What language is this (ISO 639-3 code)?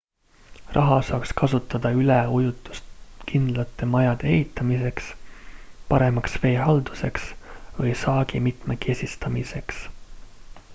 est